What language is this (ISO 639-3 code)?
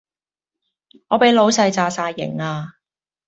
yue